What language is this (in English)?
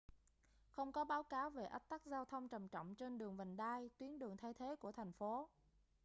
Vietnamese